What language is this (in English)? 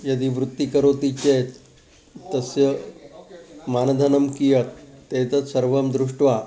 Sanskrit